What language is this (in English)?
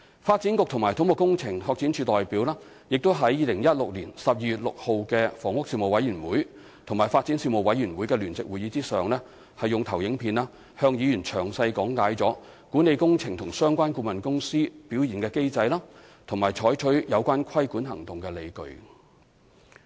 Cantonese